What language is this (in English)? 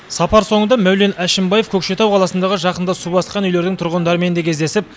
Kazakh